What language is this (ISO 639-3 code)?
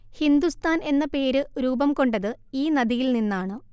mal